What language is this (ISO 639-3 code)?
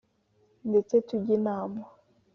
kin